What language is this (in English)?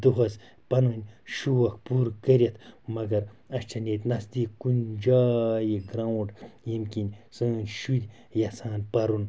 Kashmiri